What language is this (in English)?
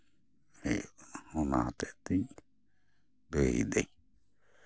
Santali